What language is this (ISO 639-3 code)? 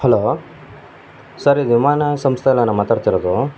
kan